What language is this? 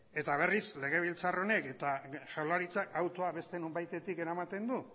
Basque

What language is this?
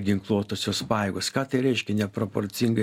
Lithuanian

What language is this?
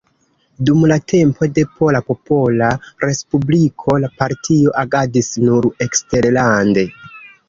Esperanto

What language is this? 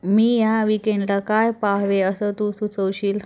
Marathi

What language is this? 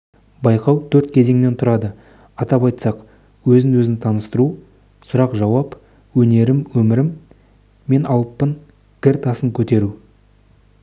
Kazakh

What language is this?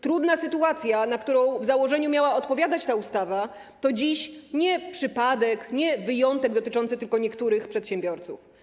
Polish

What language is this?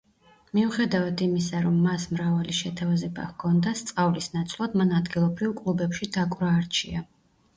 Georgian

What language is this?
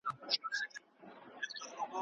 Pashto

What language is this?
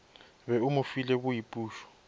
Northern Sotho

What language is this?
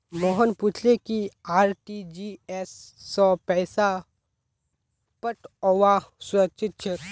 Magahi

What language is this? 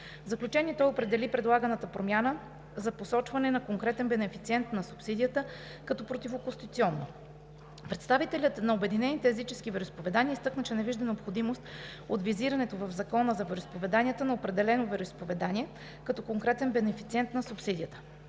Bulgarian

